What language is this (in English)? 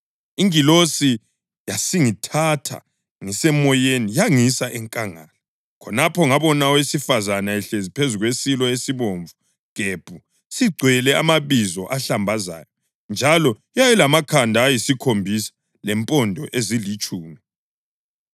North Ndebele